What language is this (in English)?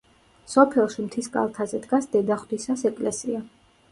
Georgian